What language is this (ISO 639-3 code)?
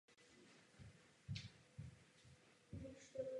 ces